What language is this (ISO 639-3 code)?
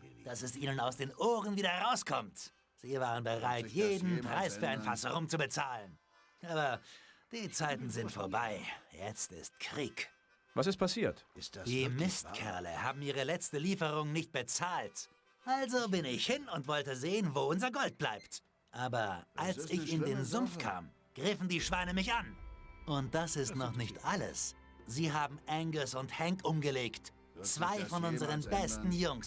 deu